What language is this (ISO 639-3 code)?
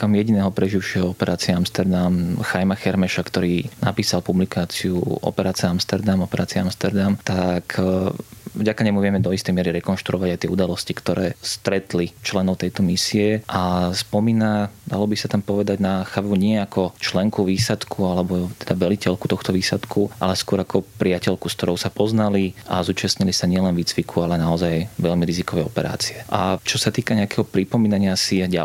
slk